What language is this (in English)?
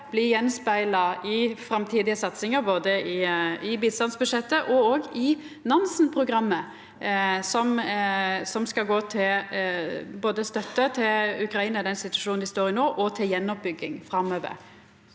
Norwegian